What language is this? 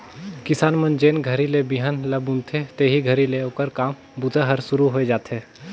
Chhattisgarhi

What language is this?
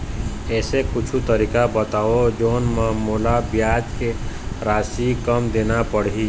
Chhattisgarhi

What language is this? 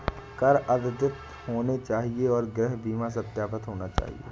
Hindi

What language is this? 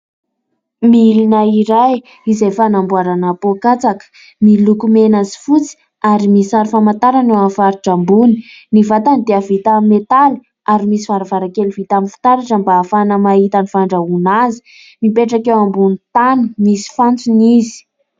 Malagasy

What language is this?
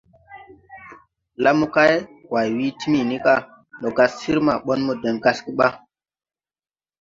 Tupuri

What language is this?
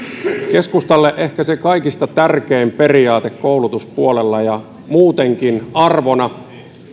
Finnish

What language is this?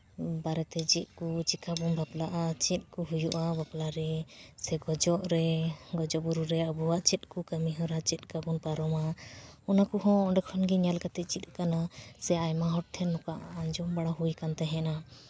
Santali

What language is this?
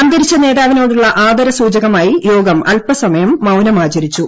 Malayalam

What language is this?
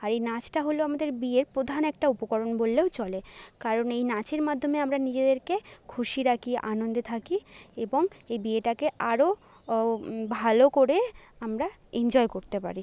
Bangla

